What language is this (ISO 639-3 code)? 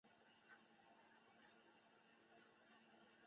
zho